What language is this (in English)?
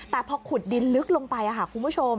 Thai